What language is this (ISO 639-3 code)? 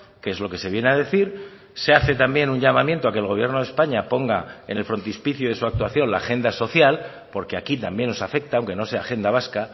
spa